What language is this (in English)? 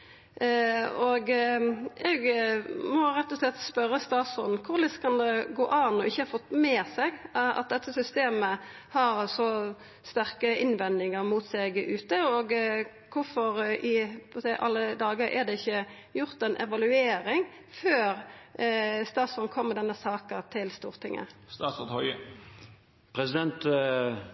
Norwegian Nynorsk